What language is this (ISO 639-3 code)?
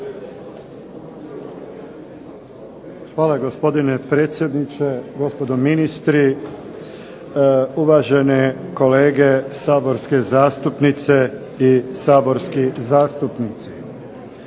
hrv